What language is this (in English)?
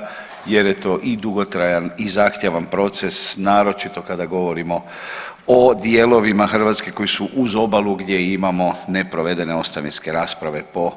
Croatian